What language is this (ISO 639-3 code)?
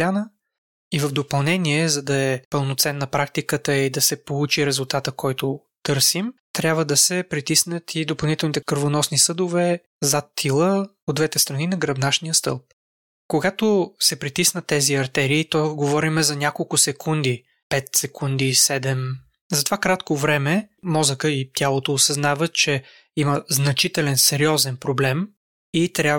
bul